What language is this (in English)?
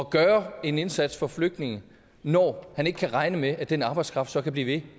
Danish